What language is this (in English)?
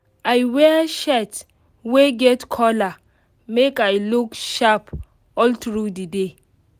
Nigerian Pidgin